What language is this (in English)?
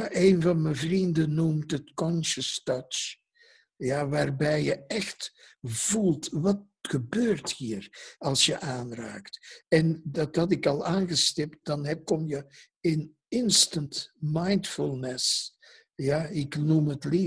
Dutch